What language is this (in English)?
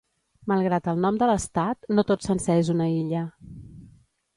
Catalan